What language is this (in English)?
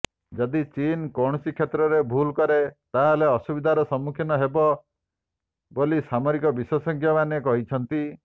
Odia